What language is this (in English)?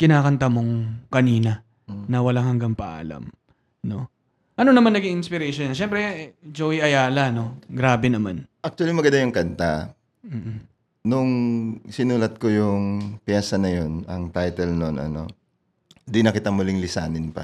Filipino